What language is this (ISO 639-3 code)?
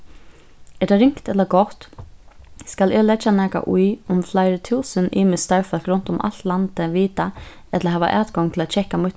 fao